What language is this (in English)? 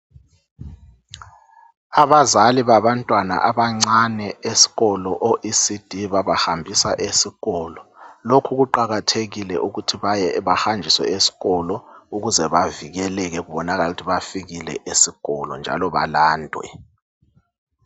North Ndebele